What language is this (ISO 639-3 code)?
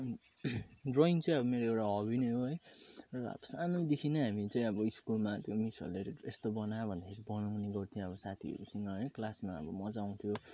nep